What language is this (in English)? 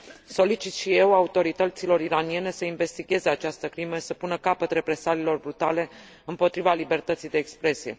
Romanian